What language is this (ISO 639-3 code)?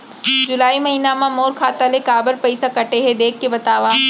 hne